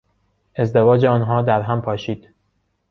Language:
Persian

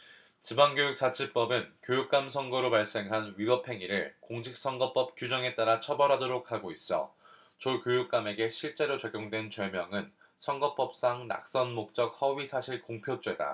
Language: Korean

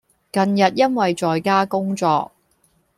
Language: Cantonese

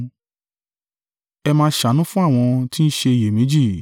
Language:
Yoruba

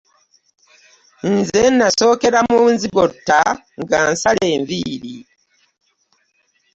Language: Ganda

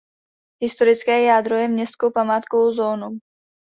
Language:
Czech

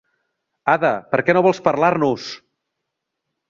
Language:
Catalan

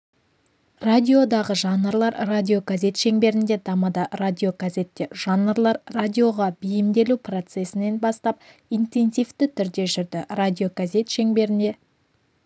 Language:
Kazakh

